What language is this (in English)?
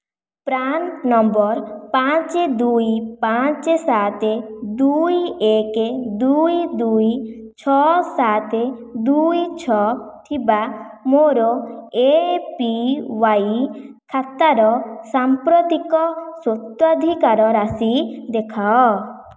Odia